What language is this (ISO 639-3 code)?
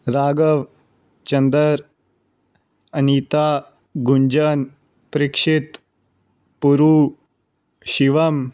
pan